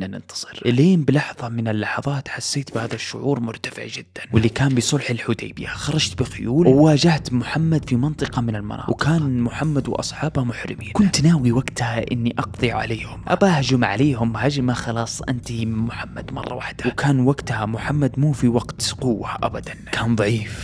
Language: Arabic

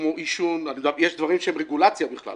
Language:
Hebrew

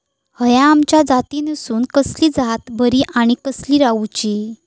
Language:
Marathi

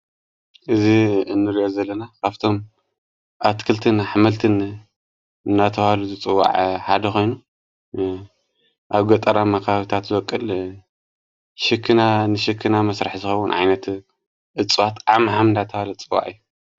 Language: Tigrinya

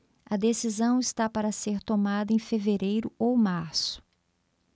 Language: Portuguese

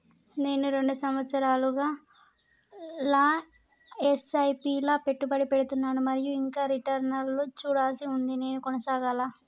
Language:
Telugu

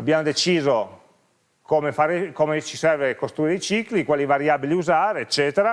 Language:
Italian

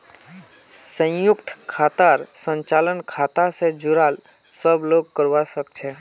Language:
Magahi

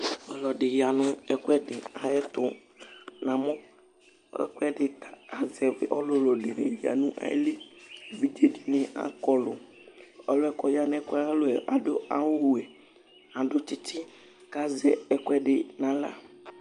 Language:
Ikposo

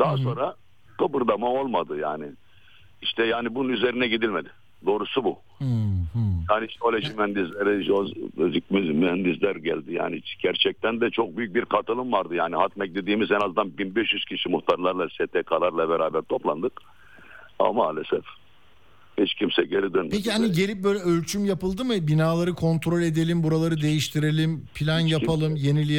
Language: Turkish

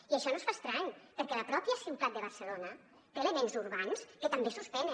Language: Catalan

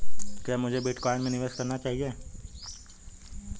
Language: Hindi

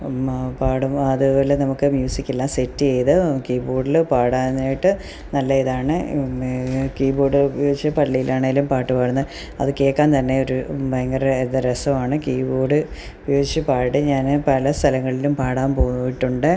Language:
Malayalam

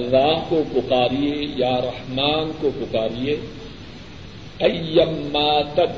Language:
Urdu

